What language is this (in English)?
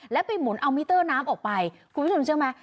Thai